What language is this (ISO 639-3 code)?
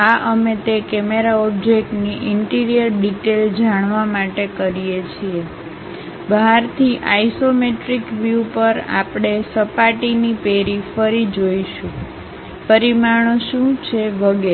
guj